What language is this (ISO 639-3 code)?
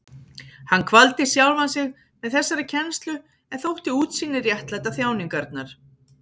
isl